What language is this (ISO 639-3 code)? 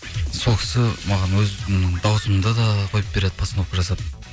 kaz